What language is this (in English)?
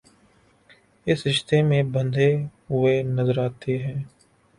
Urdu